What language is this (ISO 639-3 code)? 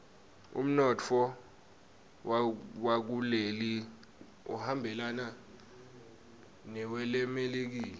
ssw